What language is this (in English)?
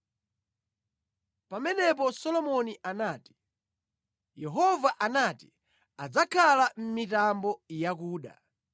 Nyanja